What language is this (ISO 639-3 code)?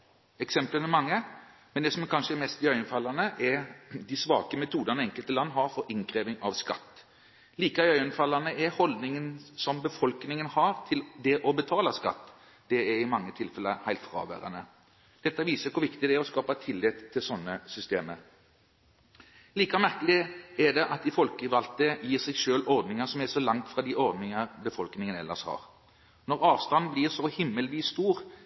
nob